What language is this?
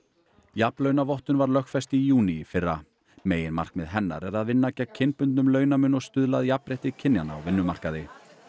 Icelandic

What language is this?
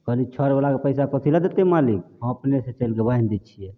Maithili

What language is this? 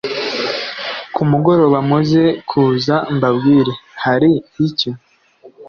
Kinyarwanda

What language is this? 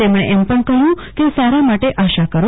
Gujarati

